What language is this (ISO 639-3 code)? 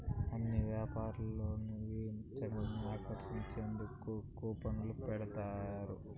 tel